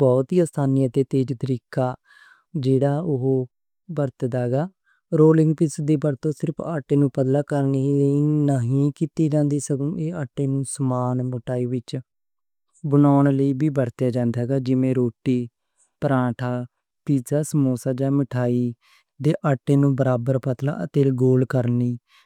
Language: Western Panjabi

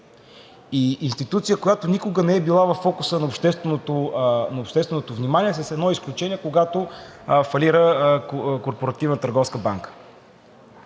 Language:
Bulgarian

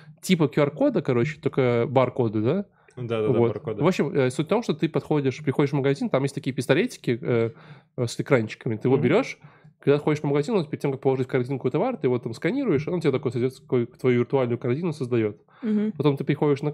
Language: Russian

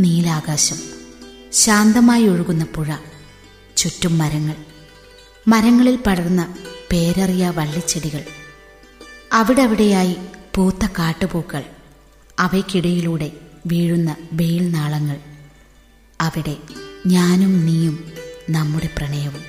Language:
Malayalam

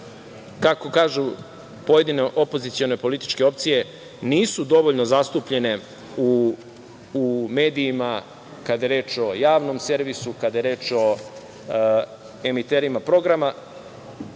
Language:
Serbian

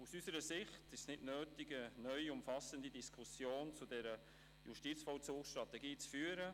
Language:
Swiss German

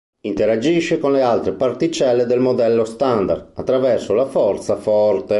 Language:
Italian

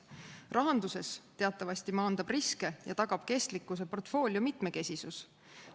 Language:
Estonian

